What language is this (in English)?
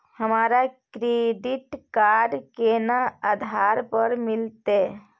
Maithili